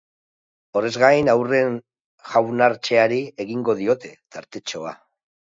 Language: Basque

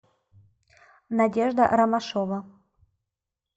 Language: Russian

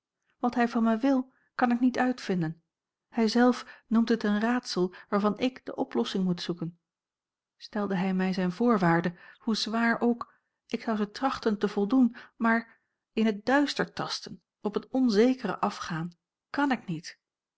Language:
Dutch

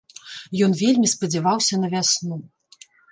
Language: Belarusian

